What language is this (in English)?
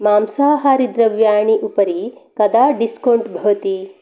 Sanskrit